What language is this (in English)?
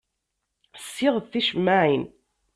Kabyle